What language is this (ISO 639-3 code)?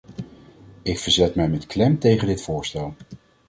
nld